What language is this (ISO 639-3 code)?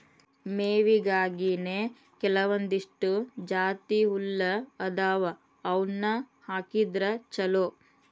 kan